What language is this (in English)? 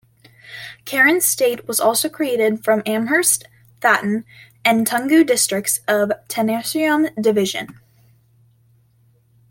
English